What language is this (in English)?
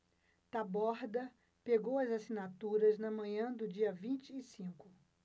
Portuguese